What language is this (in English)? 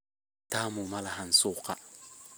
Somali